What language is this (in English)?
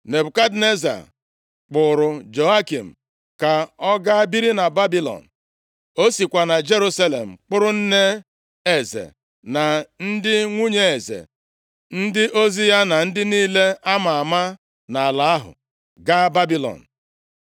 Igbo